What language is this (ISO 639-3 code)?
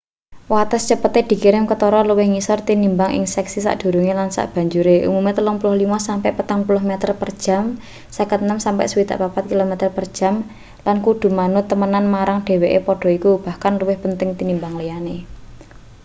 jav